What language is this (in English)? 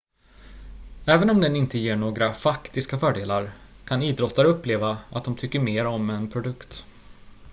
Swedish